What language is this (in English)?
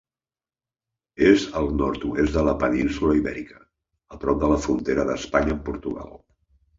Catalan